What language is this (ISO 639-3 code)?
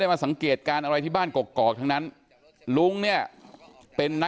tha